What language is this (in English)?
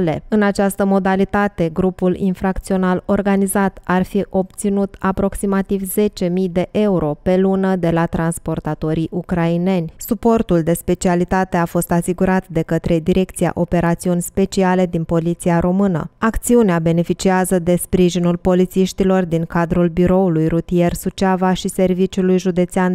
Romanian